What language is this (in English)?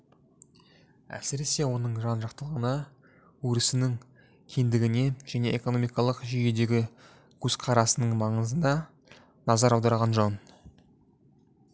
Kazakh